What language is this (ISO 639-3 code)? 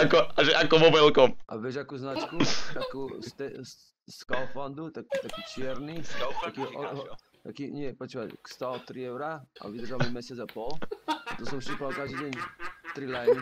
ces